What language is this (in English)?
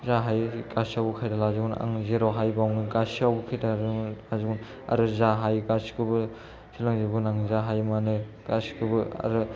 Bodo